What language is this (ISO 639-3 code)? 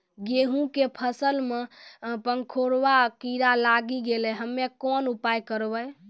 mai